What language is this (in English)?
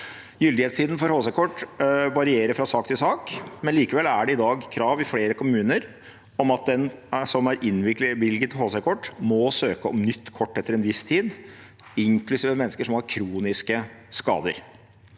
Norwegian